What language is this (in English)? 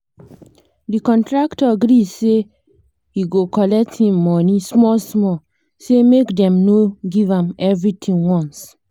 Nigerian Pidgin